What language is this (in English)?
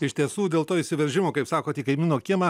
Lithuanian